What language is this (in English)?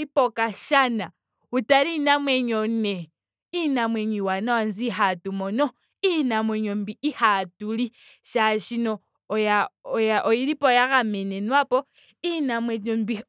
Ndonga